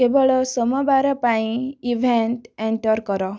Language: Odia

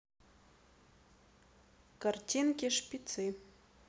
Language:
Russian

